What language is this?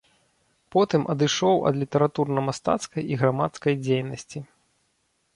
Belarusian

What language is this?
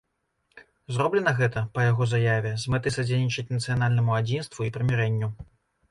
Belarusian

